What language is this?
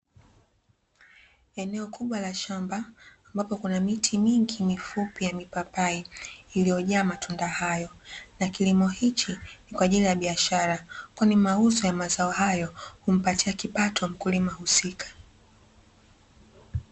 Swahili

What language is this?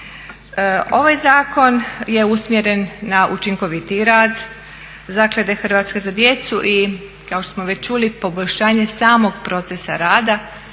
Croatian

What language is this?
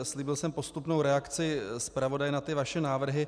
Czech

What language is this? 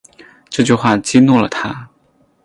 Chinese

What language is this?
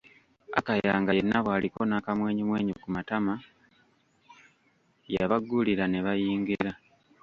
Ganda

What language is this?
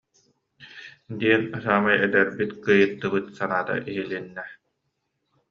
Yakut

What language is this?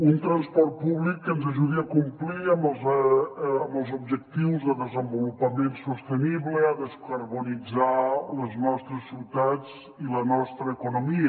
Catalan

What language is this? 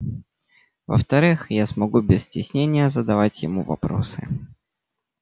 Russian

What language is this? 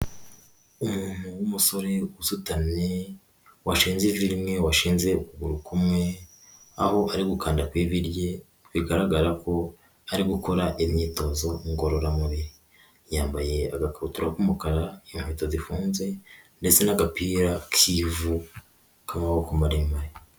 Kinyarwanda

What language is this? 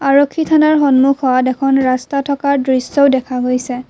Assamese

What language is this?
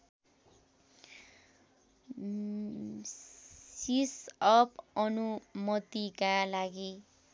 Nepali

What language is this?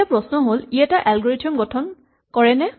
Assamese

